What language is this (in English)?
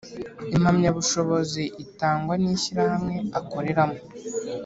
Kinyarwanda